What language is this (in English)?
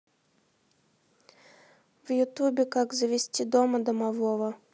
Russian